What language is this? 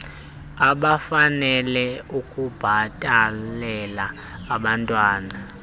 Xhosa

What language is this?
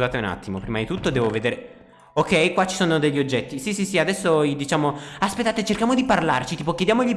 Italian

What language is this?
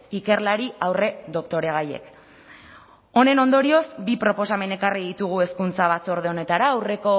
Basque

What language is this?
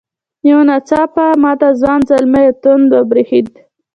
Pashto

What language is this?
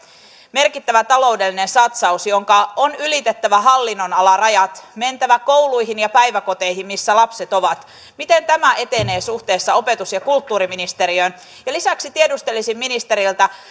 Finnish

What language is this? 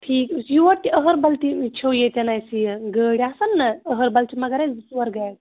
Kashmiri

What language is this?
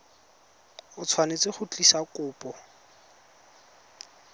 Tswana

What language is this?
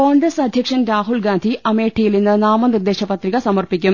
Malayalam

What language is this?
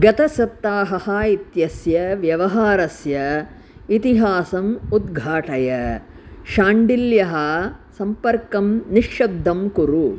Sanskrit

